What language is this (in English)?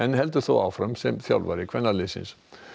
Icelandic